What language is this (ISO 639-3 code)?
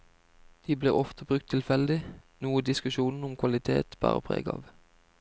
nor